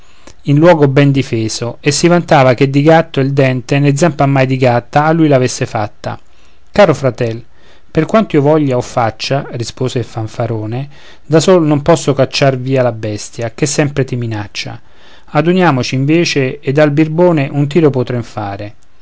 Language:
Italian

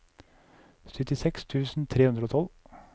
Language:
Norwegian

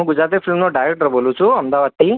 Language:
Gujarati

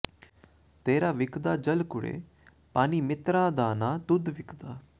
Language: Punjabi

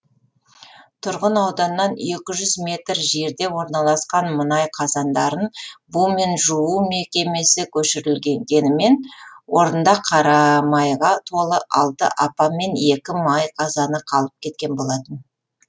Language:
Kazakh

